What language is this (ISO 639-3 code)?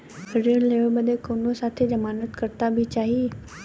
bho